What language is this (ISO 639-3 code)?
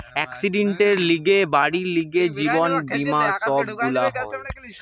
ben